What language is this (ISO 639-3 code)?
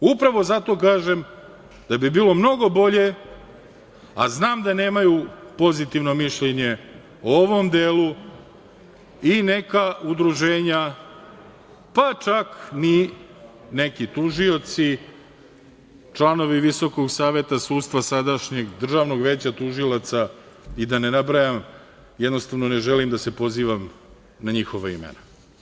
srp